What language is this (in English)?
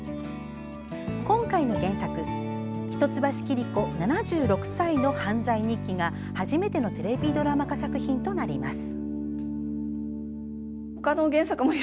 Japanese